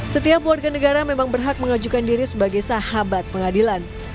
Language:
Indonesian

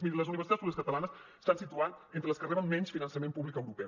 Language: Catalan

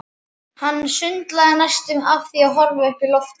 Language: Icelandic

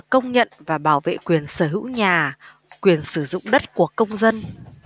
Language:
Vietnamese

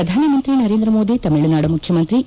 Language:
Kannada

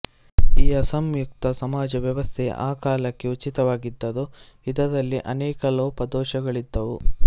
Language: Kannada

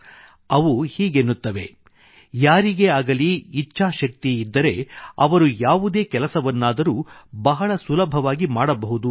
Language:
Kannada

